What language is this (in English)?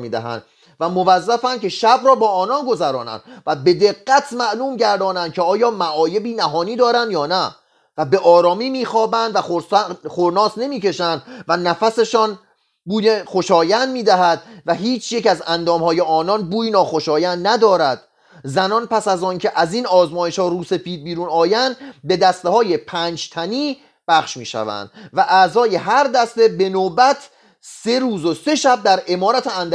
Persian